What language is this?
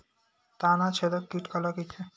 Chhattisgarhi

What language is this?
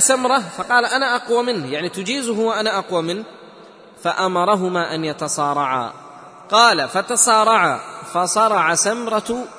Arabic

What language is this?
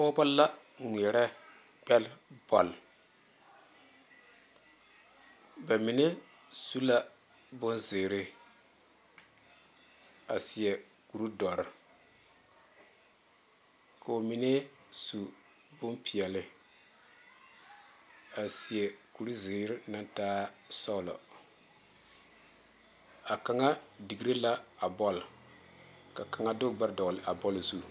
Southern Dagaare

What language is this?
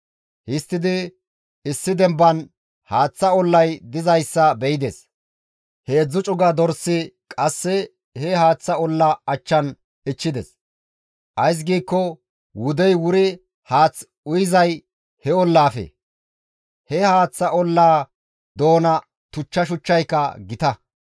Gamo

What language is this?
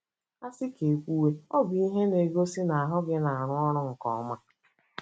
Igbo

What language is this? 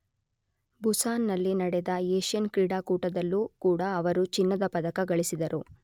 Kannada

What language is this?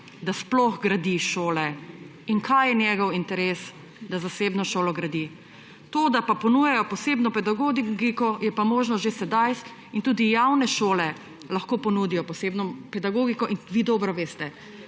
Slovenian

